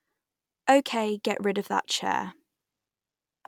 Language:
English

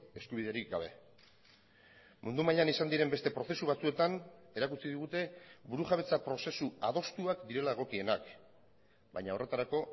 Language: Basque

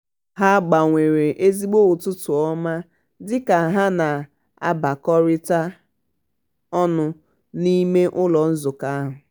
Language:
Igbo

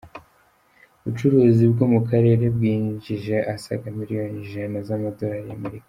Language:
Kinyarwanda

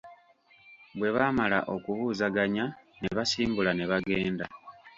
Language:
Ganda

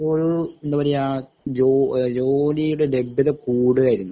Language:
Malayalam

